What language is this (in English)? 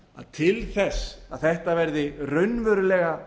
Icelandic